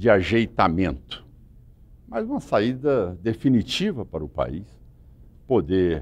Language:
Portuguese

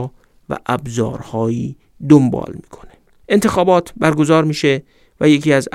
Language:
Persian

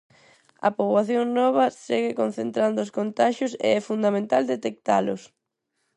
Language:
Galician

